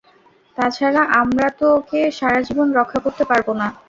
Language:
Bangla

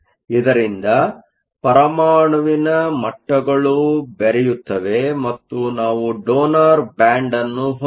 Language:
Kannada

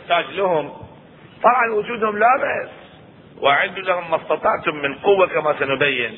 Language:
Arabic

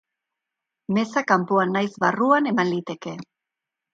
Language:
Basque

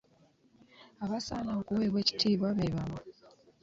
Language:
Ganda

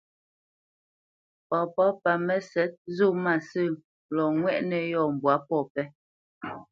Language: Bamenyam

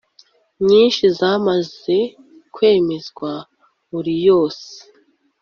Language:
Kinyarwanda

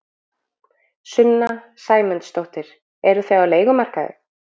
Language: Icelandic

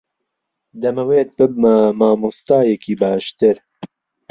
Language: Central Kurdish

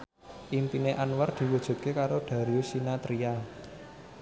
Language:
Javanese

